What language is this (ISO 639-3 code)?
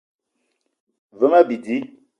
eto